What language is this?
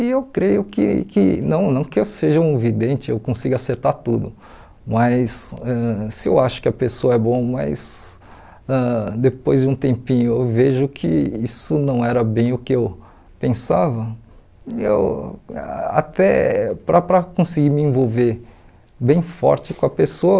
Portuguese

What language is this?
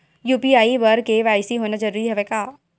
Chhattisgarhi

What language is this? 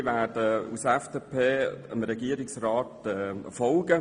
Swiss German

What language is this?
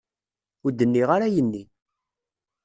Kabyle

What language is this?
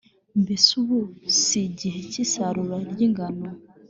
Kinyarwanda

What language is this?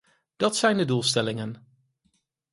Dutch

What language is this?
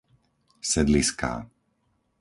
Slovak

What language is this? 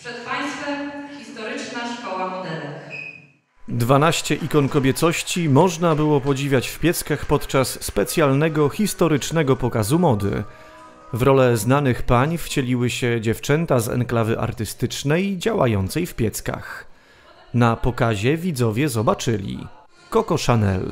Polish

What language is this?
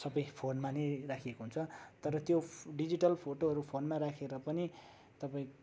Nepali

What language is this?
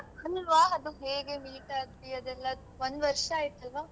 Kannada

